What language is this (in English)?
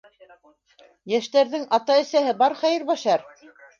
Bashkir